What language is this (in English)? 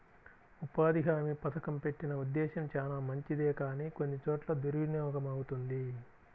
Telugu